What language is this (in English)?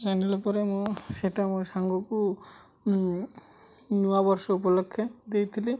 Odia